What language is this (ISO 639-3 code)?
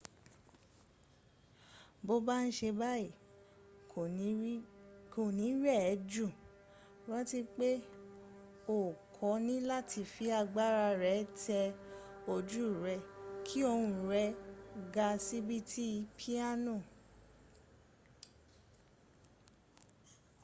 yor